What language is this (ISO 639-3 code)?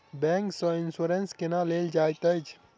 mai